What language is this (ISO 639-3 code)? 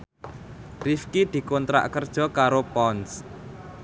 jav